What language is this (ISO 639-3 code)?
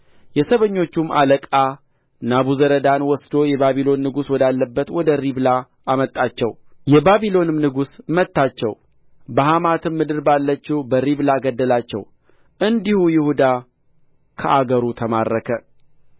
amh